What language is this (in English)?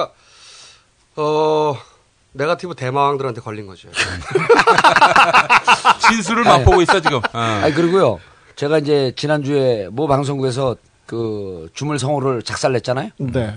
Korean